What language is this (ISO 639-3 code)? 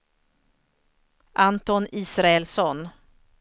swe